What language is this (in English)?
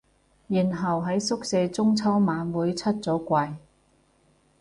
Cantonese